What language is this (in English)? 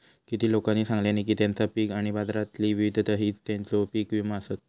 Marathi